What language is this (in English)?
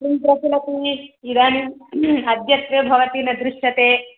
Sanskrit